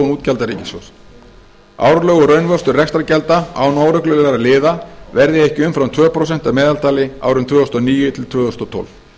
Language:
Icelandic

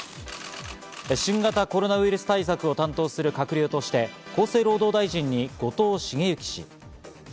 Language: Japanese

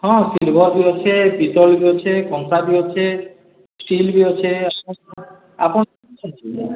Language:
Odia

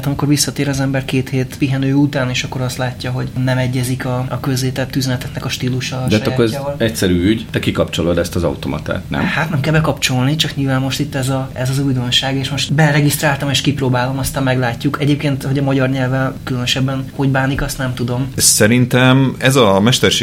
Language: Hungarian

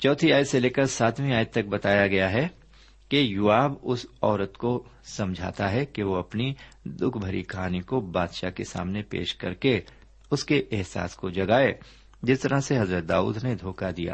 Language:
Urdu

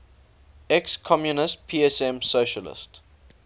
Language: English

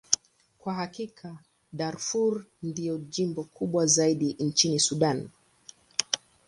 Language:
Swahili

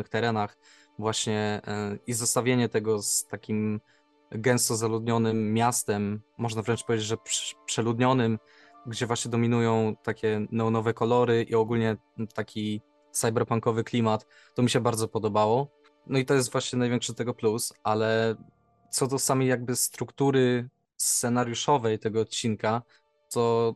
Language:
Polish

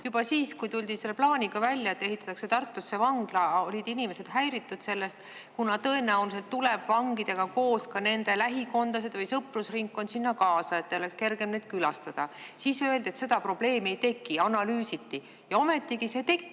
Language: Estonian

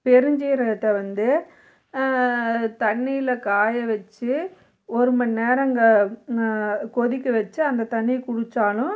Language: Tamil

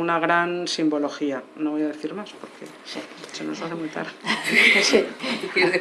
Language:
Spanish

